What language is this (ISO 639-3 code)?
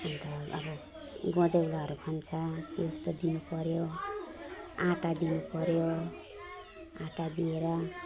nep